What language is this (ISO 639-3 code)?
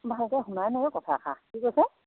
asm